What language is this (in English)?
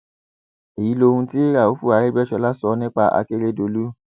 Yoruba